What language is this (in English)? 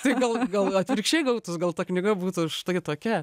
Lithuanian